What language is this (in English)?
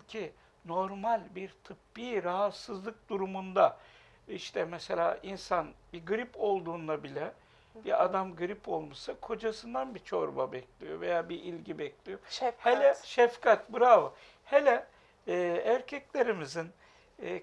Turkish